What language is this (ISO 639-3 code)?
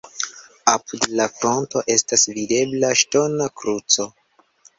epo